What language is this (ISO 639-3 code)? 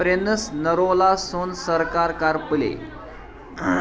kas